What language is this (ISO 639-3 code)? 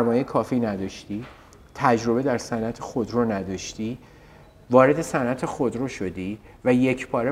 fas